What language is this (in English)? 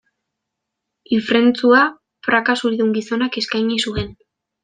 Basque